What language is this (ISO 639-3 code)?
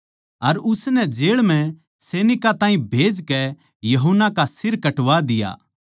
bgc